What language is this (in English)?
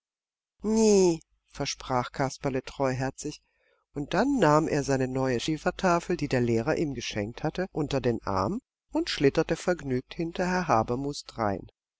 German